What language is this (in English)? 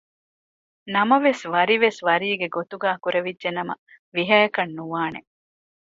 Divehi